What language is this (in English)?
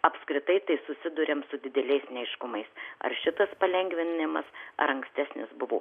Lithuanian